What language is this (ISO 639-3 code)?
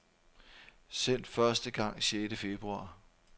dan